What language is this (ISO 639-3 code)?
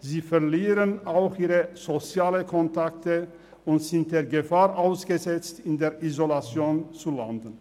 gsw